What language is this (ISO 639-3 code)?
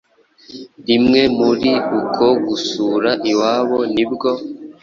kin